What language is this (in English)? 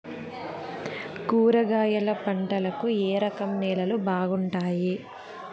Telugu